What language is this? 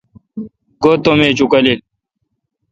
Kalkoti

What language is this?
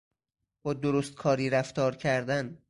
Persian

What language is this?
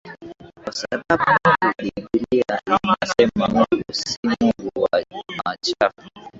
Swahili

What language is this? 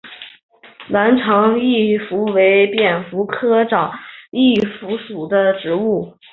Chinese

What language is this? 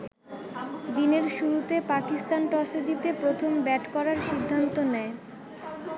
Bangla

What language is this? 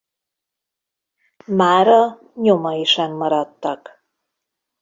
Hungarian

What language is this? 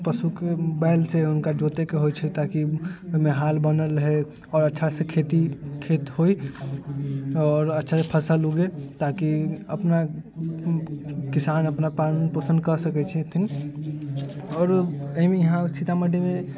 Maithili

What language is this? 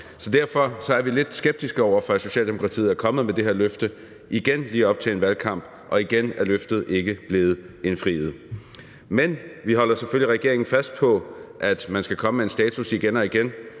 Danish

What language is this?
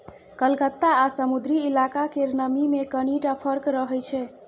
Maithili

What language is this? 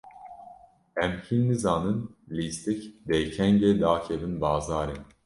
Kurdish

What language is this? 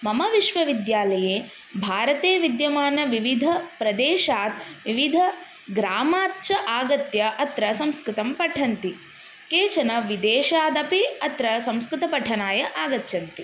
Sanskrit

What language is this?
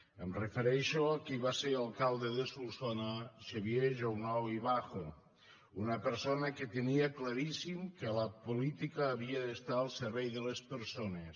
Catalan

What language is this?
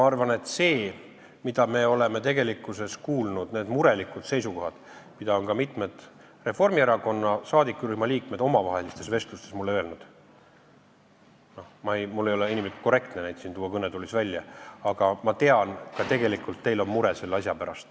Estonian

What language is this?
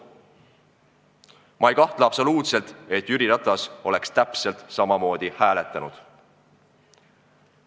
Estonian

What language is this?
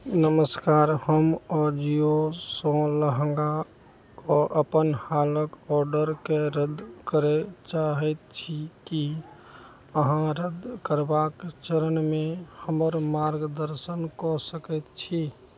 Maithili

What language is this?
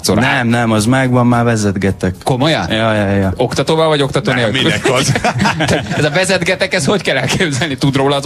Hungarian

